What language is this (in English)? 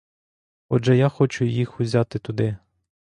Ukrainian